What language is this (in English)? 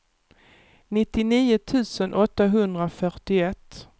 Swedish